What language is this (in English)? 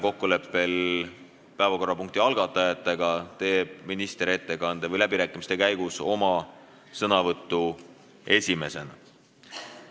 Estonian